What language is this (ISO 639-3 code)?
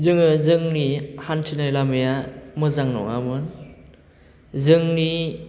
brx